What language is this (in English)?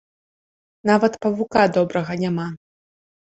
Belarusian